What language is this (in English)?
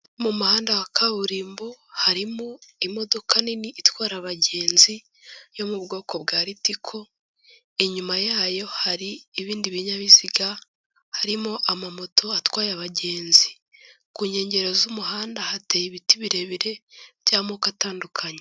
Kinyarwanda